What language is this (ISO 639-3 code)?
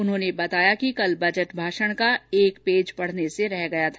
hin